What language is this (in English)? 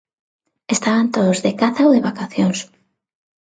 Galician